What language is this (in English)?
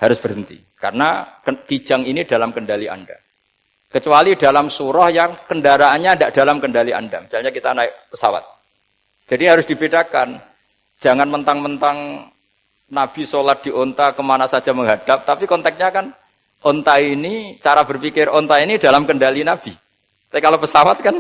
Indonesian